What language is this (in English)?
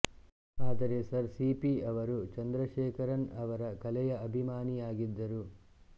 Kannada